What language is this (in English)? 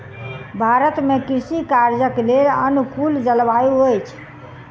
Maithili